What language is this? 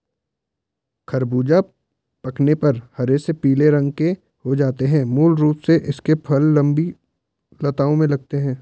Hindi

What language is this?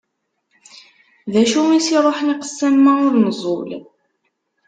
Kabyle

